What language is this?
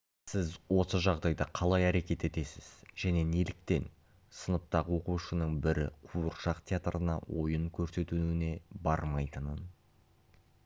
Kazakh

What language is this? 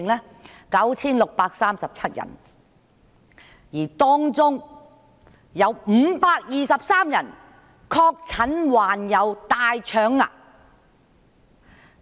Cantonese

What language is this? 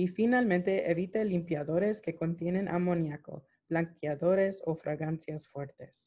Spanish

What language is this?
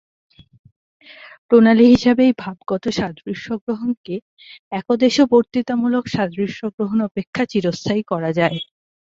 Bangla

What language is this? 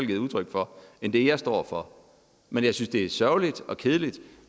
Danish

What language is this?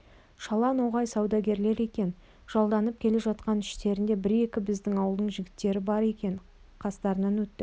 Kazakh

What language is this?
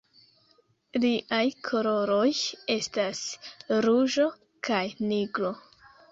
Esperanto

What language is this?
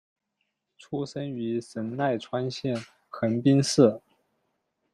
Chinese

